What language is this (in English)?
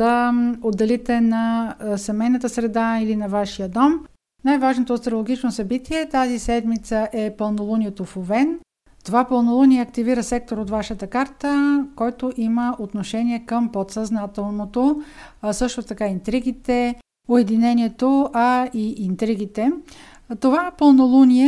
Bulgarian